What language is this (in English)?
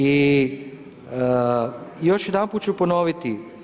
Croatian